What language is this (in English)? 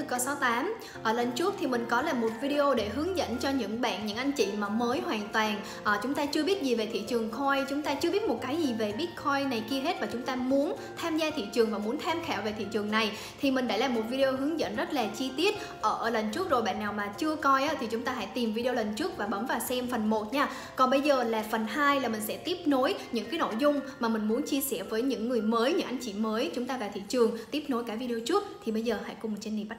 Vietnamese